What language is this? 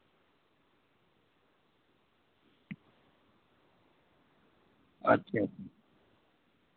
Dogri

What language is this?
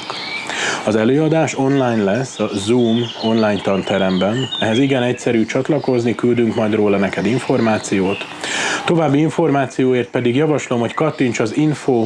Hungarian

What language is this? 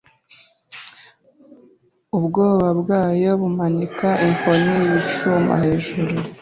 Kinyarwanda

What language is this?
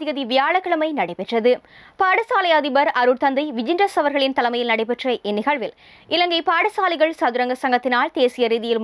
Norwegian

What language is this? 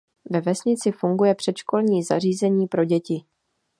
Czech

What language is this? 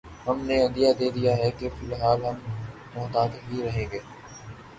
Urdu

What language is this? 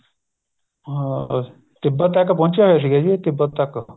Punjabi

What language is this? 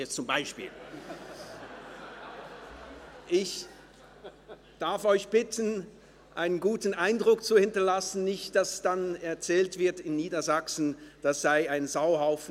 Swiss German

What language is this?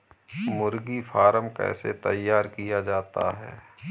Hindi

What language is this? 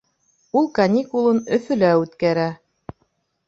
Bashkir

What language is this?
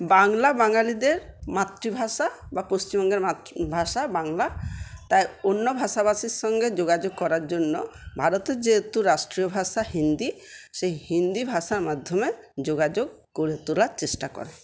Bangla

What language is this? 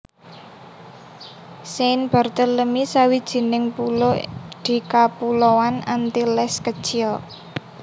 Javanese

